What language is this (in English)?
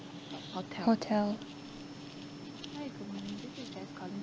English